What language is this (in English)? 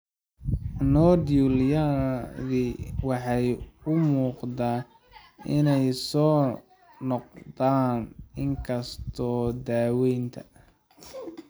Somali